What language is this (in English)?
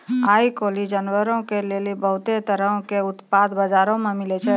Maithili